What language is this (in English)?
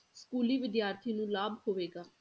Punjabi